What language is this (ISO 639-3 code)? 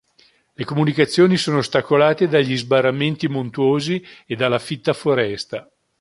ita